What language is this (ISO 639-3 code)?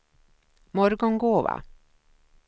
swe